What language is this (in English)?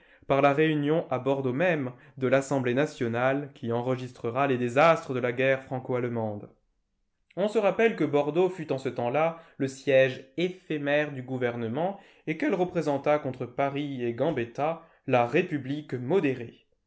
French